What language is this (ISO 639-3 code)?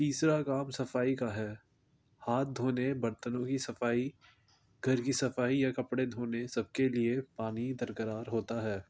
urd